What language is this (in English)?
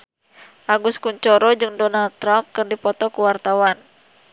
Sundanese